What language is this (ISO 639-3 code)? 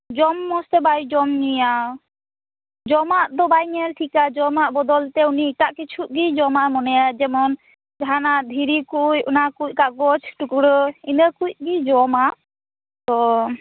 sat